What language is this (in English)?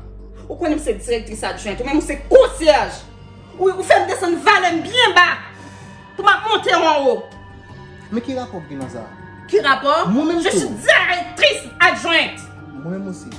French